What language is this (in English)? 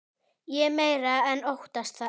Icelandic